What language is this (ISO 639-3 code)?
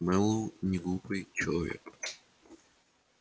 rus